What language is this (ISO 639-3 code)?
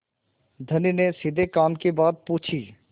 hin